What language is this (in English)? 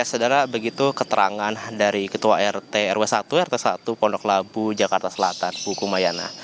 Indonesian